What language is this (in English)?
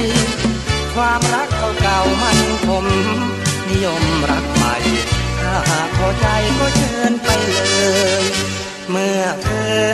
Thai